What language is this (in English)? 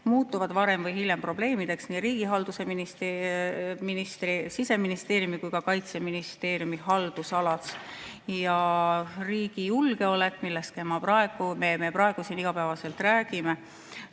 Estonian